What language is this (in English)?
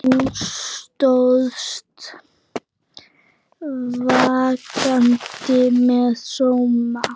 Icelandic